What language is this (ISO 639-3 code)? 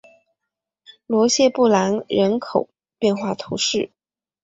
zho